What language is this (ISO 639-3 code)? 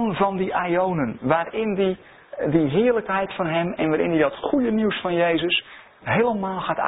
nld